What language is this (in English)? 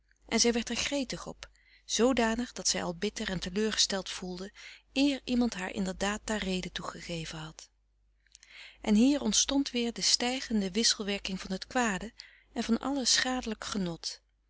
Dutch